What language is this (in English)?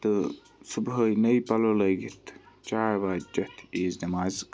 Kashmiri